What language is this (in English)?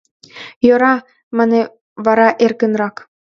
Mari